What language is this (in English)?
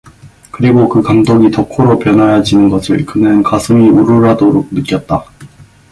Korean